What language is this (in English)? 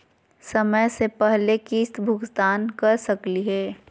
Magahi